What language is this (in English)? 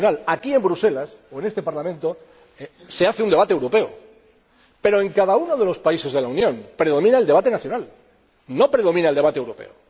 Spanish